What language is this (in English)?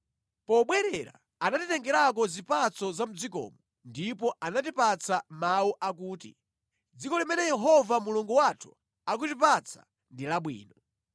Nyanja